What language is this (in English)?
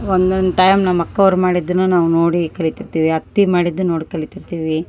Kannada